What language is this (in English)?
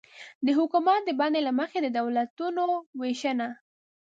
Pashto